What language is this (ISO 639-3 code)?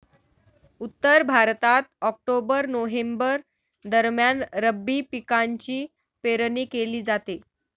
mar